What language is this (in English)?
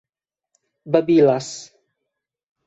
Esperanto